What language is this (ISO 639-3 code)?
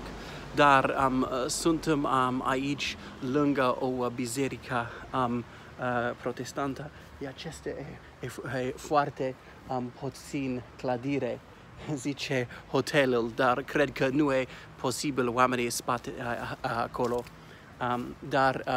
ron